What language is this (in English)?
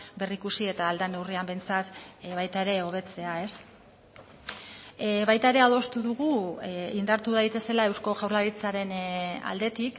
Basque